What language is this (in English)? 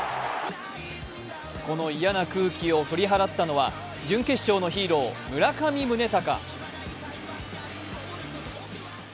Japanese